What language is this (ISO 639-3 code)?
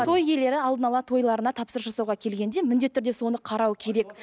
kaz